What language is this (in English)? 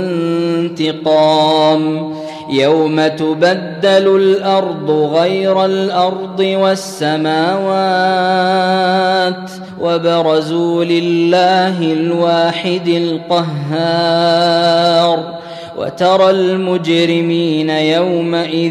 Arabic